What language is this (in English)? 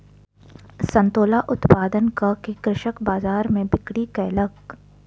Maithili